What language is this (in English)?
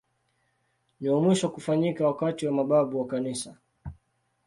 Swahili